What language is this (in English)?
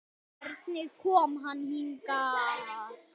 Icelandic